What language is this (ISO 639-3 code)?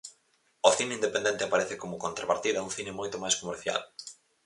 glg